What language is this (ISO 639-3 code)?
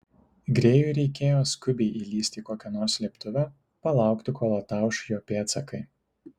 lit